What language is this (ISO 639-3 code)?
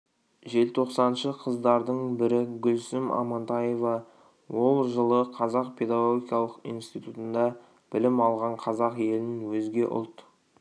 kaz